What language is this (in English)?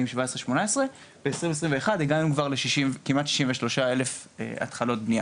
Hebrew